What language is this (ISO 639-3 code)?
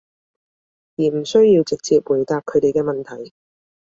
yue